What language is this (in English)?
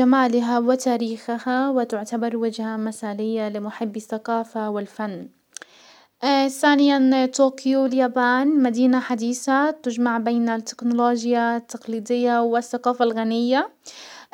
Hijazi Arabic